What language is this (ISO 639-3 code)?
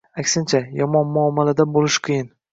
uzb